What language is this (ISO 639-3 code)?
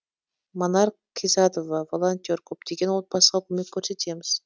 kaz